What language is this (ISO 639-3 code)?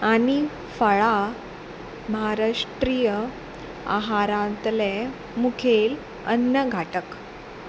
kok